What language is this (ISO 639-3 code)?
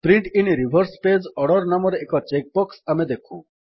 ori